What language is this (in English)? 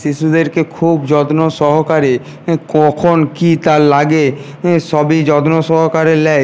Bangla